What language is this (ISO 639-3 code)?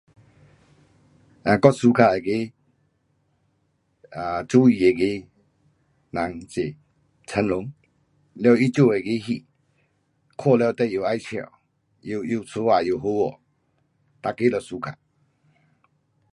cpx